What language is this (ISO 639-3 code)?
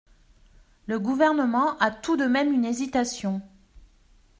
fra